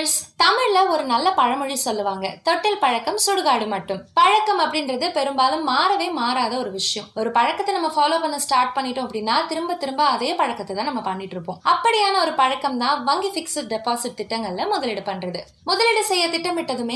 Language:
Tamil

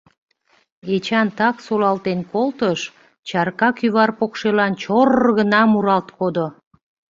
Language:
Mari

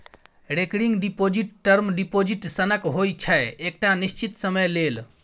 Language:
Maithili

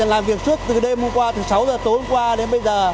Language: Vietnamese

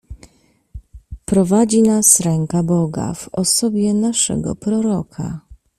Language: Polish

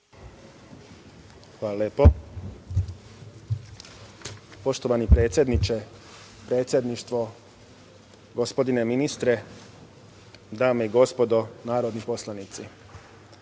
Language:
Serbian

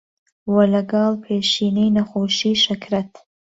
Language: Central Kurdish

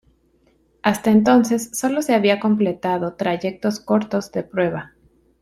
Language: Spanish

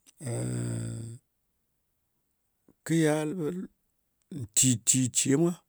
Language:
Ngas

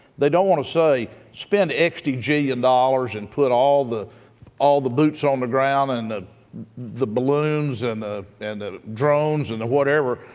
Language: English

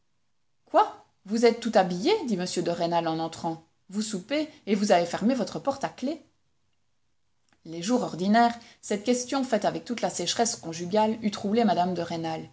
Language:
French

